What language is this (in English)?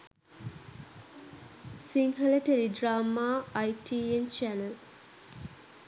Sinhala